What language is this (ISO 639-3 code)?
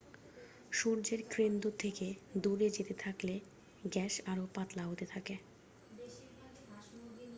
ben